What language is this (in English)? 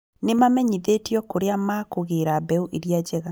Kikuyu